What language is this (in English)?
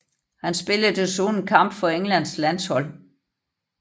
Danish